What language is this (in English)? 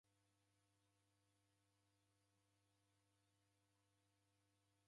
Taita